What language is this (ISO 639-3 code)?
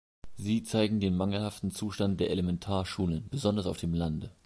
deu